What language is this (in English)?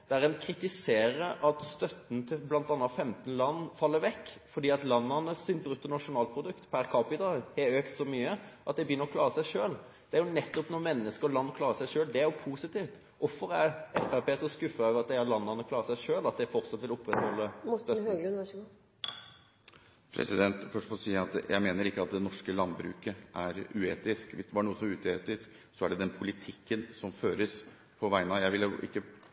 Norwegian Bokmål